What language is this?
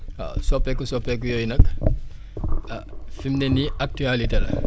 Wolof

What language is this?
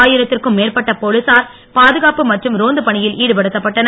Tamil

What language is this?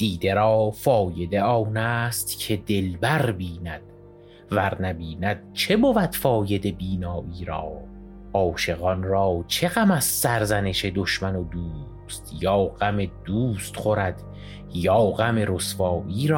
Persian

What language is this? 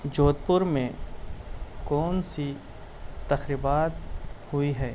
Urdu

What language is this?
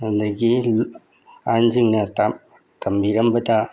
Manipuri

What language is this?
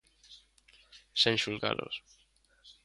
Galician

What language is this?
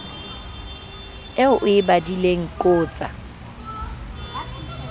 Southern Sotho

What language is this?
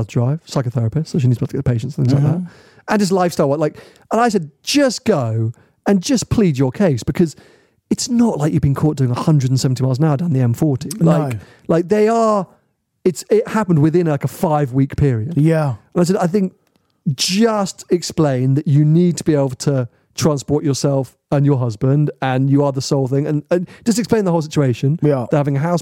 English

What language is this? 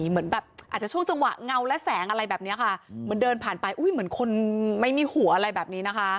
Thai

